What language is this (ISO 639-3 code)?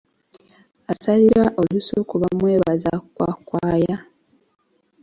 lug